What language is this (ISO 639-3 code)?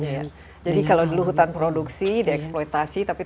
ind